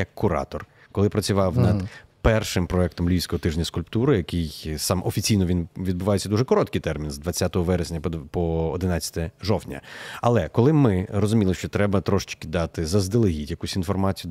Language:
Ukrainian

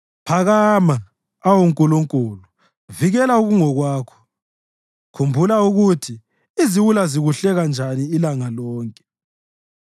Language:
North Ndebele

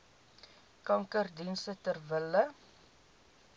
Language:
Afrikaans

